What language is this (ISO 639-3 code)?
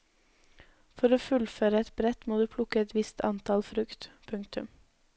nor